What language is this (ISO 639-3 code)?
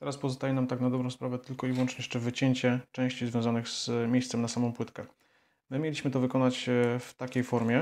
pol